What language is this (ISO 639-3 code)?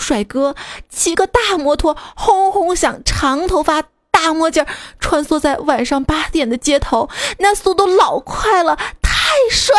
zho